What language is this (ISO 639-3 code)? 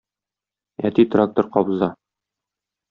tat